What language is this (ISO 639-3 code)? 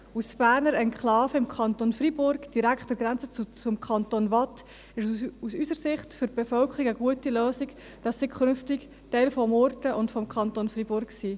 gsw